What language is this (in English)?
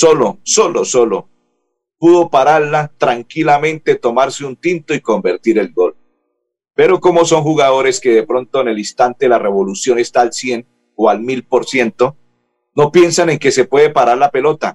Spanish